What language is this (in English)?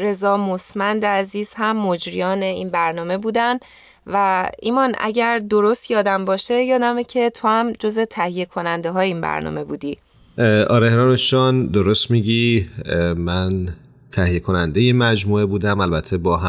Persian